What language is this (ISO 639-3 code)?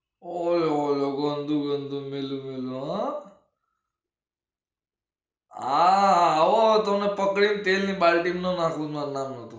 guj